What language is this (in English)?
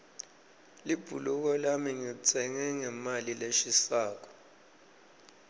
Swati